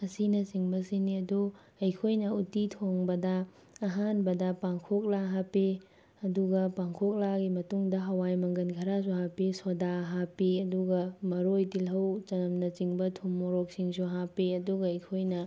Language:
Manipuri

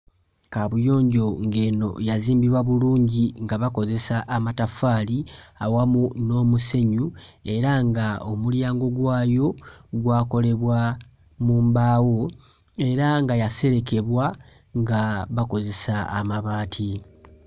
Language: Ganda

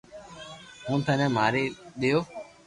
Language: Loarki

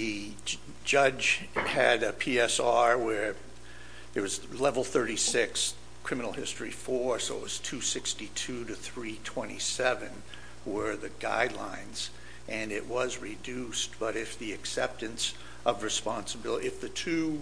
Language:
English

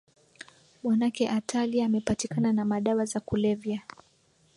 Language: Swahili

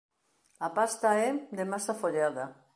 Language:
Galician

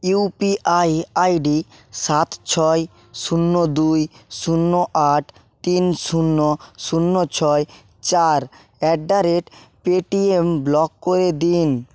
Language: Bangla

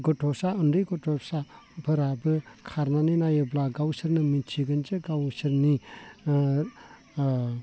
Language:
Bodo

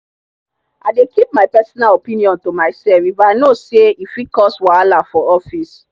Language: Nigerian Pidgin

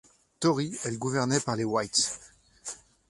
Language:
French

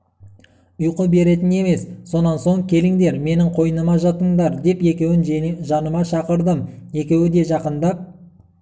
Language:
Kazakh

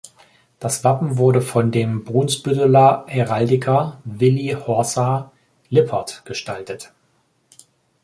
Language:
German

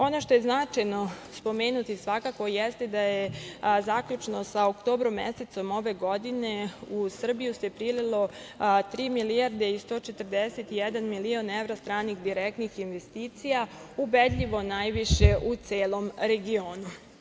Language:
Serbian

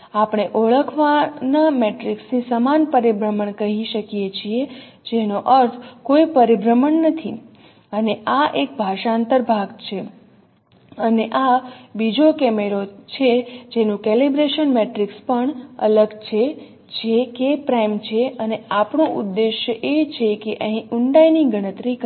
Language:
Gujarati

